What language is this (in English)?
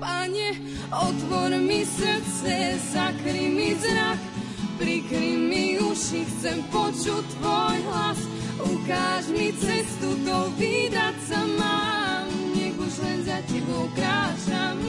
Slovak